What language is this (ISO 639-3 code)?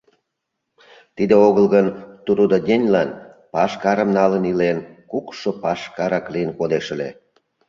chm